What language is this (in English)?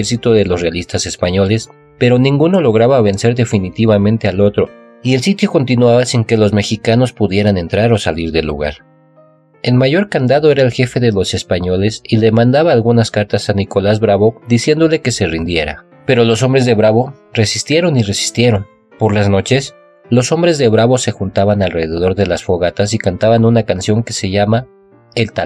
Spanish